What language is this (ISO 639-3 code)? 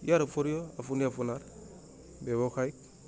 asm